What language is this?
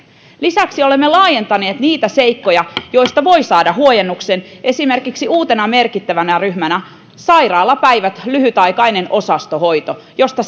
Finnish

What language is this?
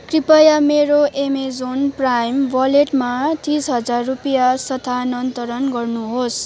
Nepali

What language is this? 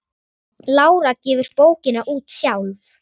Icelandic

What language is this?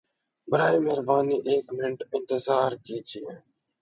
Urdu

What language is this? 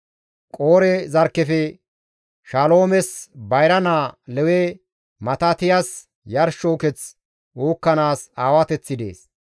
Gamo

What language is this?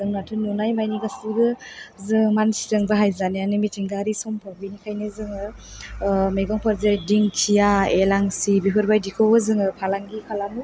Bodo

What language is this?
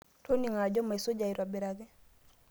Masai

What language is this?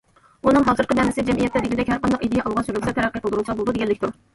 Uyghur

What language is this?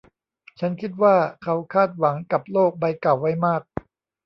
Thai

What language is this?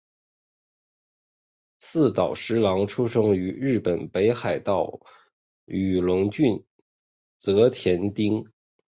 Chinese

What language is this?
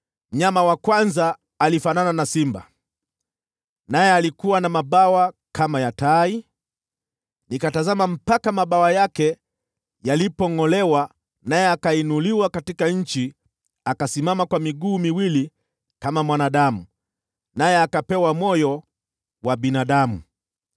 Swahili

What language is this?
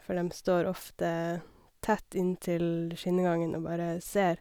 Norwegian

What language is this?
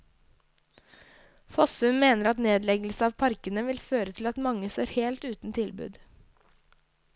Norwegian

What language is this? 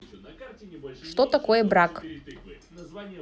Russian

